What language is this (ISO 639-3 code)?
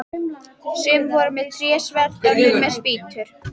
isl